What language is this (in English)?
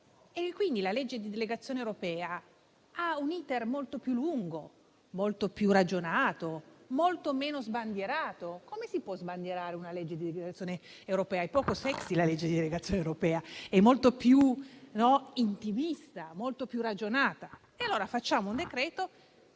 Italian